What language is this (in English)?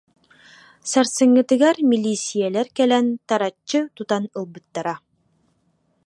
Yakut